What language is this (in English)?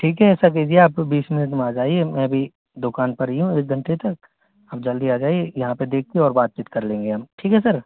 Hindi